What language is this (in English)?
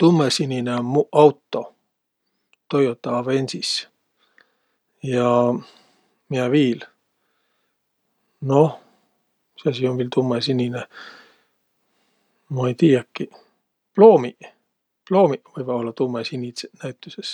Võro